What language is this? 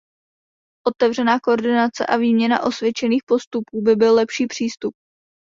Czech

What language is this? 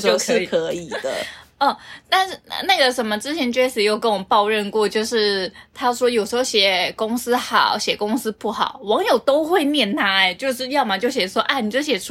Chinese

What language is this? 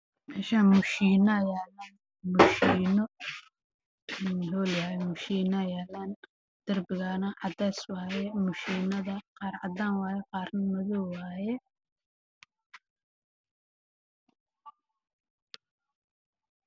Somali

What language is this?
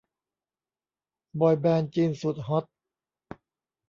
Thai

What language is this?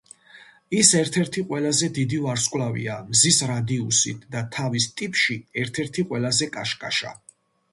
Georgian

